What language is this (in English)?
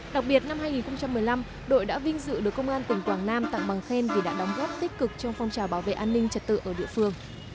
Vietnamese